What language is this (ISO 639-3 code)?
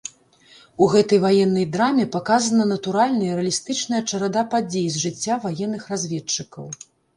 bel